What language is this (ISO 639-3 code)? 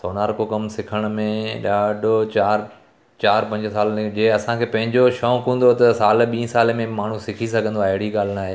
snd